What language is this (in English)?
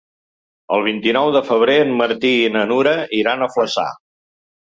Catalan